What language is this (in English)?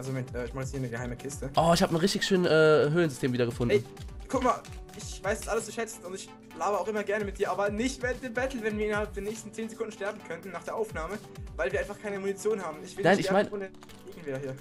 German